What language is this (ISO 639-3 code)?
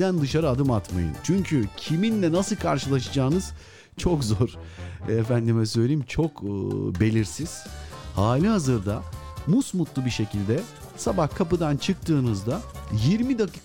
tur